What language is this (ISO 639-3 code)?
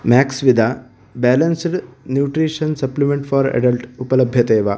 san